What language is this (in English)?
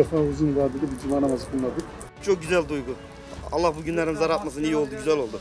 Turkish